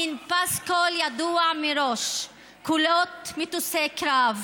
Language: Hebrew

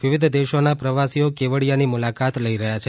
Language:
Gujarati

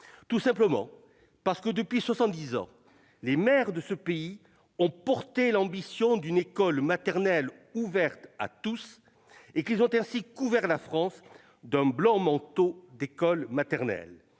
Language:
French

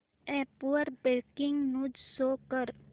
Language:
Marathi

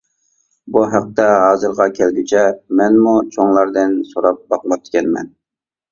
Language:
Uyghur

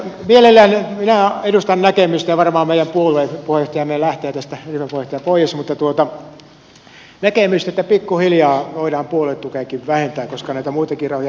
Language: Finnish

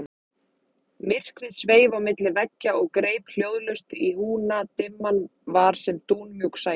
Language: Icelandic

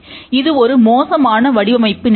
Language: Tamil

